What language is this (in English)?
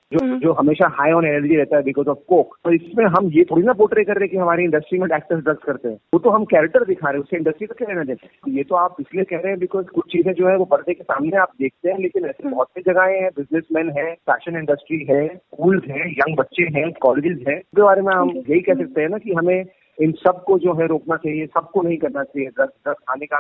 Hindi